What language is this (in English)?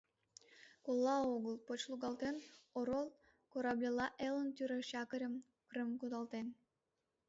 Mari